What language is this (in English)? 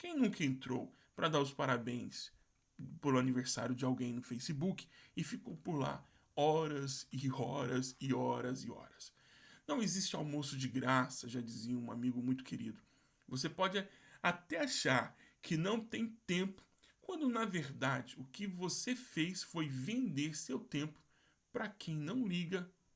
Portuguese